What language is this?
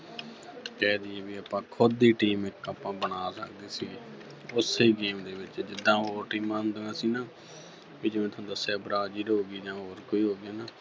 Punjabi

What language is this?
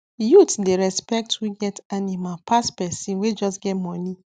Nigerian Pidgin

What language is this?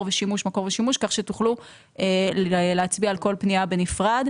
Hebrew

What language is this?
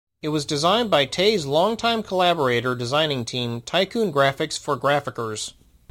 English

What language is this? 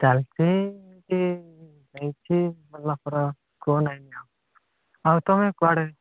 Odia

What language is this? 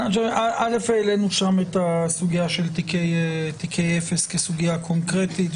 Hebrew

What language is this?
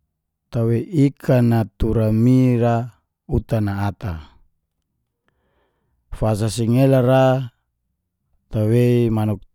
Geser-Gorom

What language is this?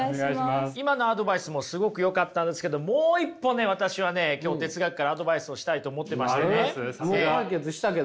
Japanese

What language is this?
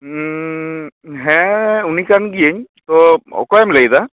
Santali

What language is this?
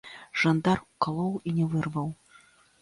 Belarusian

